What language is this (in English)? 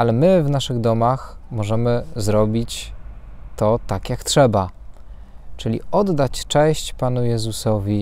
Polish